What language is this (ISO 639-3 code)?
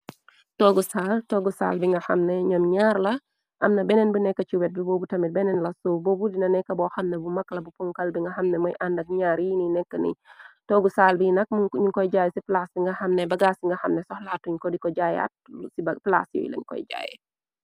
wol